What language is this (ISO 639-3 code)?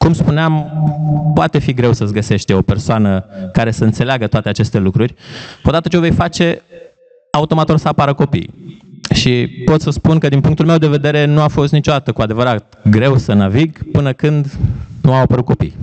ron